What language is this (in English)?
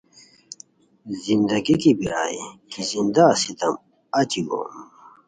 Khowar